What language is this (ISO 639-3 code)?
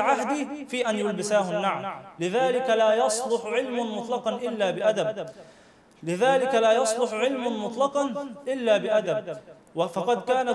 ara